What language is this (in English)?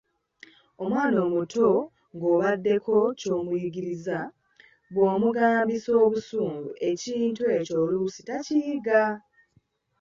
Ganda